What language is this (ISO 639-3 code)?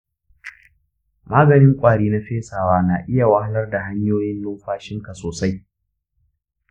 hau